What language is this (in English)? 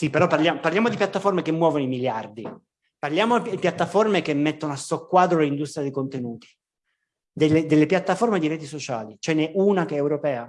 Italian